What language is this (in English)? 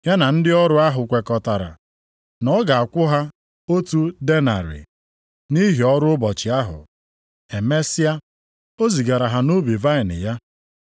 Igbo